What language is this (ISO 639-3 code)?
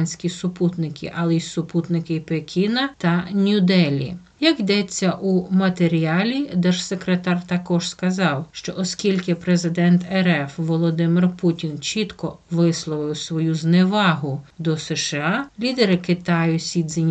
ukr